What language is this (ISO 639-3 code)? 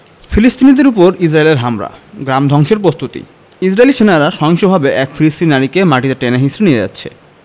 ben